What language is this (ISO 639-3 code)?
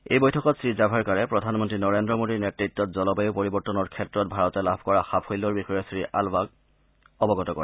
asm